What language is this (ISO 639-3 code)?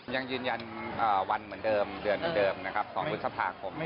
tha